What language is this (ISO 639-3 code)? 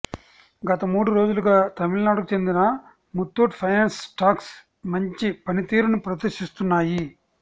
tel